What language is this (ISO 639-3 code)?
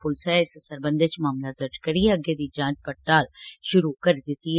doi